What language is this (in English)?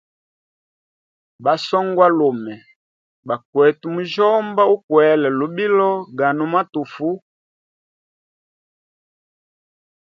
Hemba